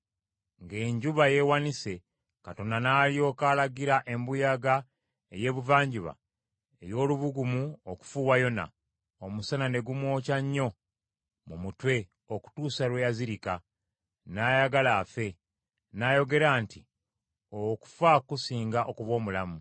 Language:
Ganda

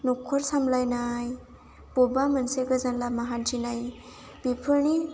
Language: Bodo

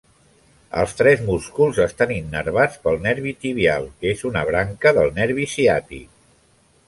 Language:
Catalan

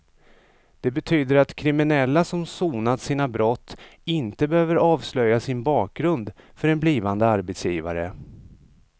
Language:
Swedish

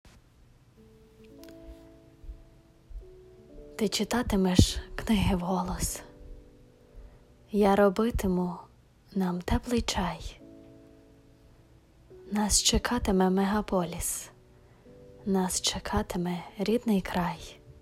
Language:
Ukrainian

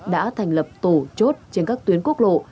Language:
Vietnamese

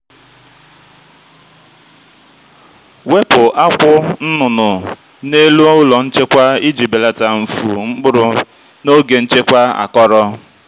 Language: Igbo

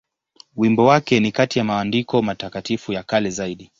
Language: Swahili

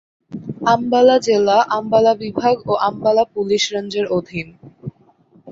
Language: Bangla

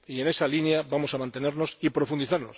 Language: Spanish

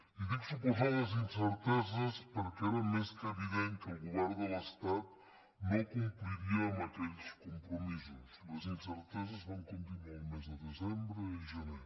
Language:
Catalan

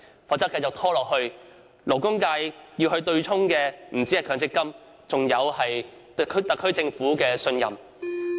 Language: Cantonese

